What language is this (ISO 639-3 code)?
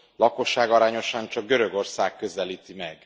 hun